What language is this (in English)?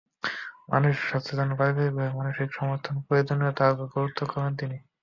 Bangla